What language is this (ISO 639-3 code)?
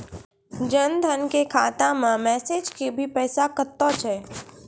mai